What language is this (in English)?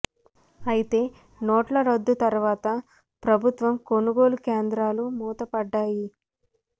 Telugu